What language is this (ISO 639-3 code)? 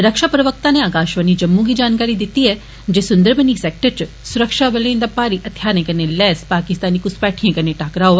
doi